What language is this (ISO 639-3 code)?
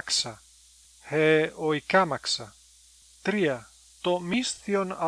ell